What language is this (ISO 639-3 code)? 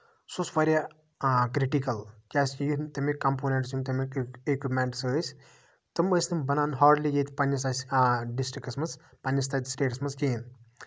kas